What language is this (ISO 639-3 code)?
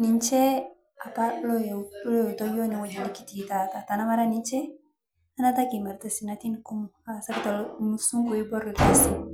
mas